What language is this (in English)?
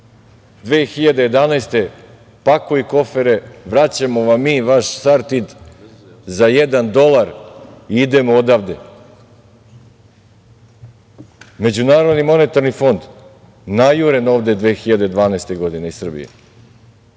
Serbian